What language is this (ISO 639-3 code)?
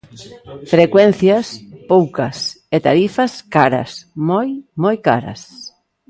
glg